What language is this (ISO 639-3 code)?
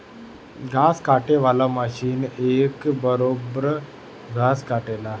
bho